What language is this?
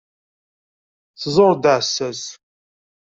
Kabyle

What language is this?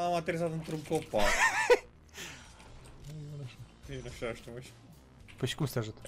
Romanian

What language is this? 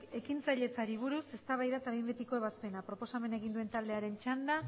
Basque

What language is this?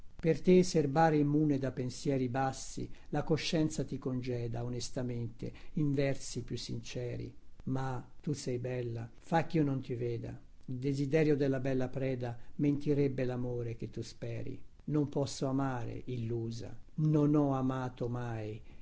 Italian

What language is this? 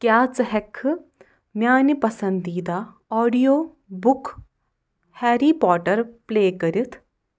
Kashmiri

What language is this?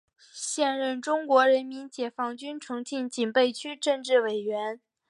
Chinese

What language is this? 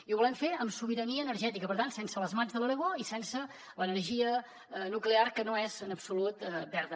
Catalan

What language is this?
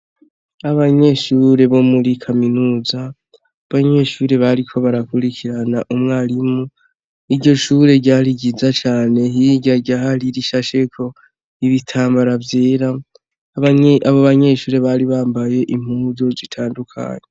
Rundi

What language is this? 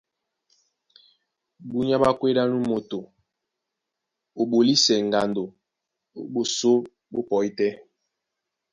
Duala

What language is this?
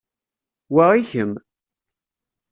Kabyle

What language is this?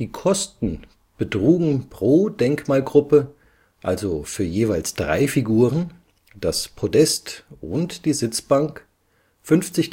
German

